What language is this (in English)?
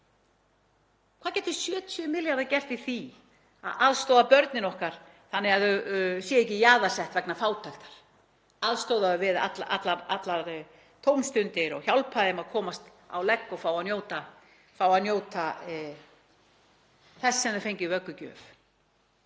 Icelandic